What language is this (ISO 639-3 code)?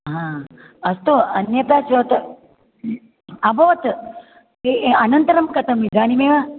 san